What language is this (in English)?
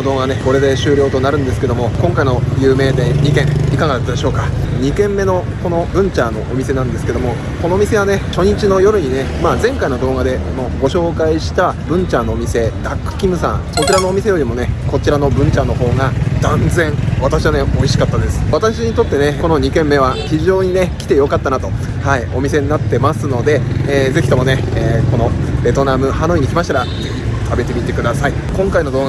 Japanese